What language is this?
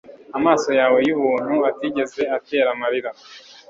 Kinyarwanda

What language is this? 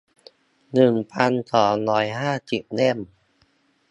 Thai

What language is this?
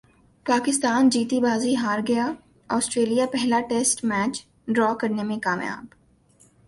Urdu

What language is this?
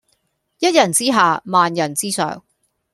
Cantonese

